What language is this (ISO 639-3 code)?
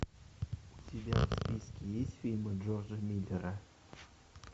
rus